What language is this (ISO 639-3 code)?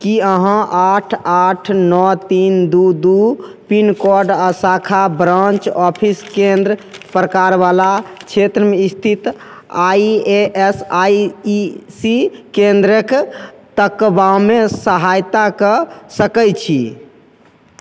mai